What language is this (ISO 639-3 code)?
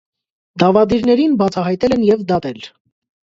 hye